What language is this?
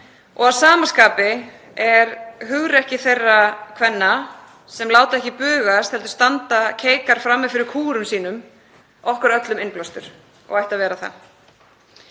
Icelandic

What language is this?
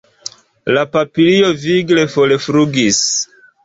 Esperanto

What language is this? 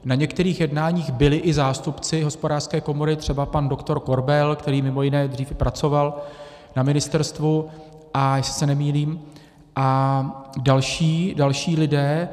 Czech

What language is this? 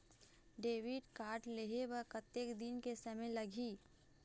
Chhattisgarhi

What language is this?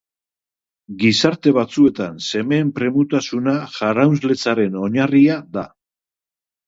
Basque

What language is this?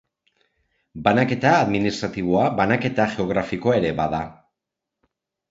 Basque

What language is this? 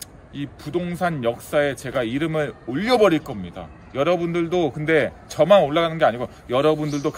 Korean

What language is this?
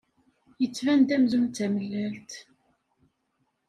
Kabyle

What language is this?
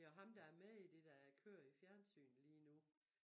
Danish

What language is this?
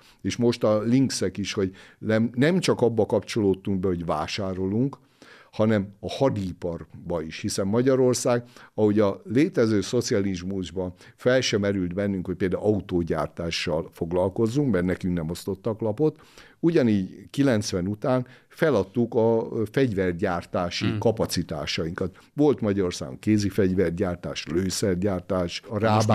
Hungarian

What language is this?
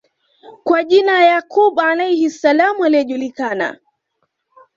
Swahili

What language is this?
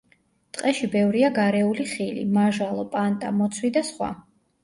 Georgian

